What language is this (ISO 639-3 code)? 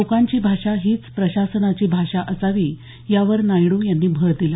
mar